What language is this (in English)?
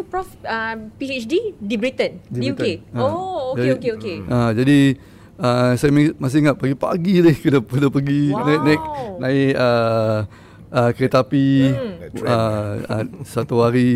Malay